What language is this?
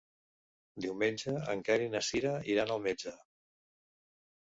Catalan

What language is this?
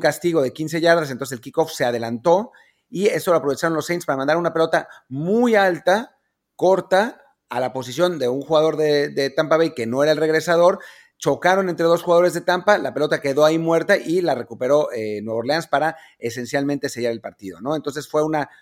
Spanish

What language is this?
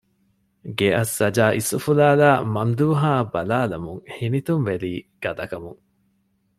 Divehi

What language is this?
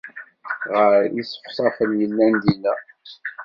Kabyle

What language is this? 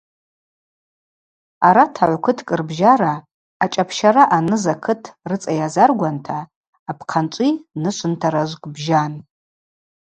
Abaza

